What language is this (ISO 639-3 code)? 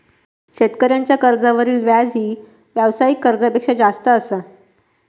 mar